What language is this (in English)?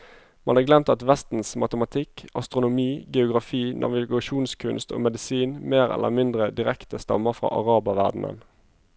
Norwegian